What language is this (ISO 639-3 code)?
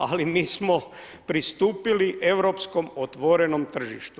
hrv